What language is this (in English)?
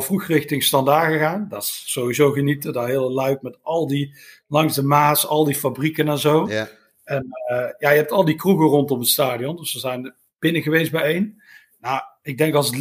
Dutch